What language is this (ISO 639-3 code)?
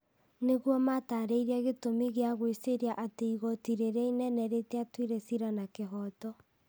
kik